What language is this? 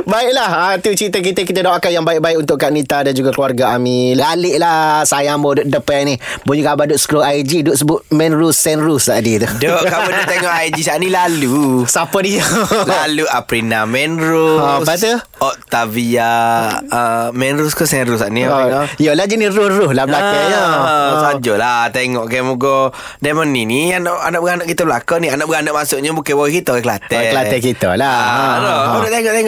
Malay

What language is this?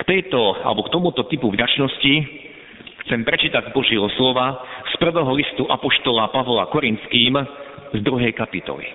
Slovak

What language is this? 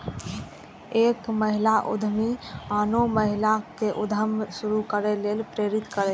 Maithili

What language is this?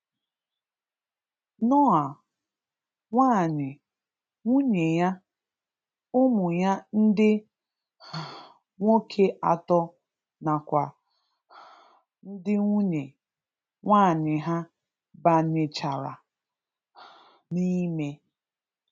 Igbo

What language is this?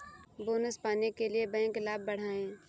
Hindi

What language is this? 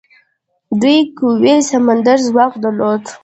Pashto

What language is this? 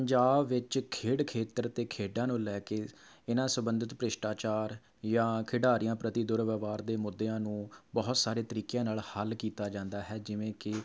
Punjabi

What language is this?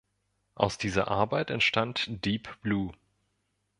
German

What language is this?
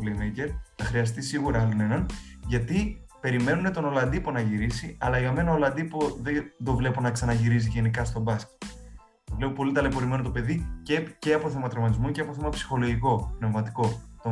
Greek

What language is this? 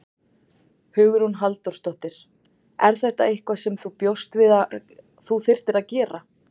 Icelandic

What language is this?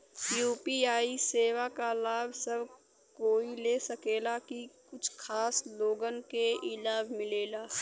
Bhojpuri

